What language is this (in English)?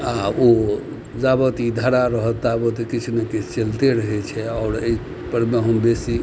Maithili